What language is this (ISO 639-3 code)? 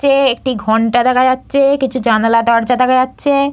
ben